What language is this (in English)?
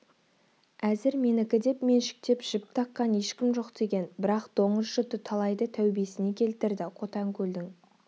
Kazakh